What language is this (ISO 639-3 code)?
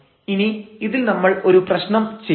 mal